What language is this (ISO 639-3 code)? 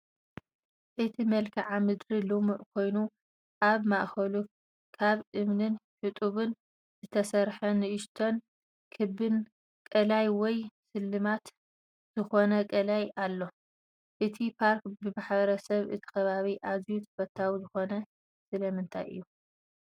tir